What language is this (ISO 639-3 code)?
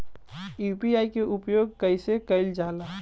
bho